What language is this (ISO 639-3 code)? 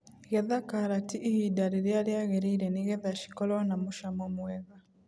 kik